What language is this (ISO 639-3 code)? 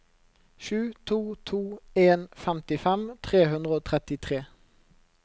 nor